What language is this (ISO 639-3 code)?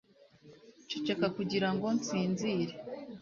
kin